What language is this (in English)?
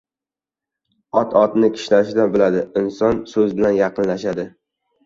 Uzbek